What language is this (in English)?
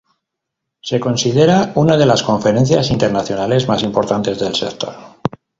Spanish